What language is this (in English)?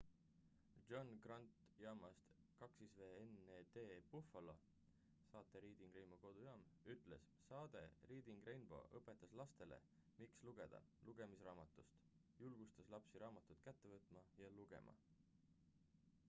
Estonian